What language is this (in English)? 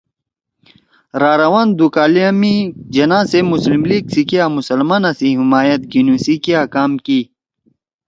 Torwali